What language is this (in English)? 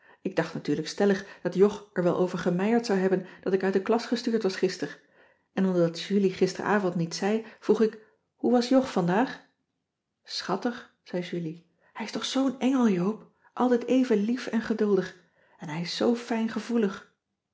Dutch